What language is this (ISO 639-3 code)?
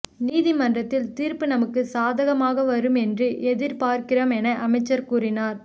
tam